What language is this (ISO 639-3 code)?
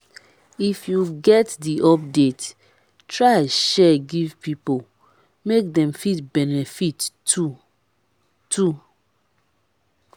pcm